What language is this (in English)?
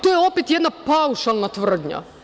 Serbian